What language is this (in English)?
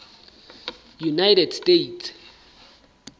Southern Sotho